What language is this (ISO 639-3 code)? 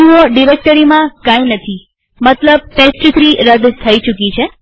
guj